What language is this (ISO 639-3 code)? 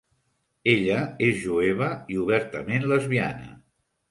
cat